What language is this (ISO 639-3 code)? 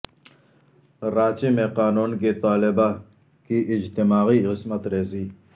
urd